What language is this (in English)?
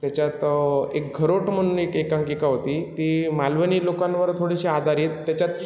Marathi